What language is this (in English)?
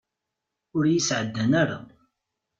Kabyle